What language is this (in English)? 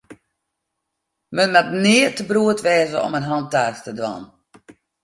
Western Frisian